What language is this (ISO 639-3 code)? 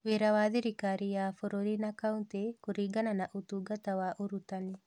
kik